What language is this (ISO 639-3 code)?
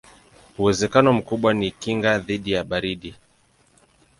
swa